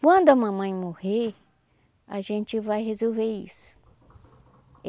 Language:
Portuguese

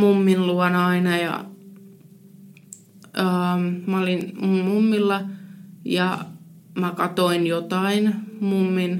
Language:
Finnish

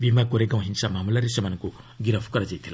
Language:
Odia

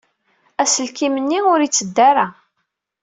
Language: Kabyle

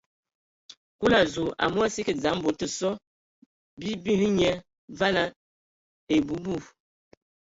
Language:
Ewondo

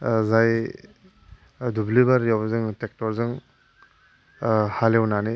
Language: Bodo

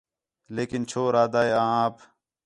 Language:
Khetrani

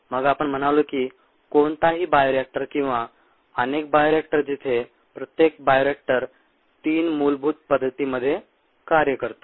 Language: Marathi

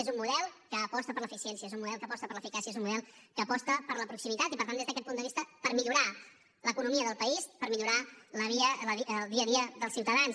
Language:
Catalan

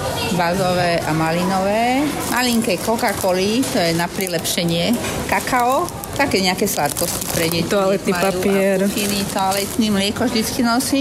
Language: Slovak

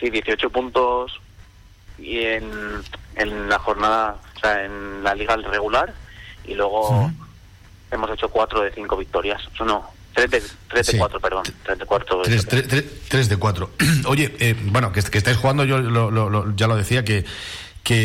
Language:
Spanish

